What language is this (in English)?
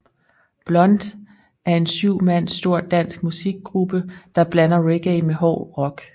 Danish